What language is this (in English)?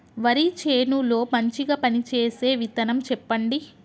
Telugu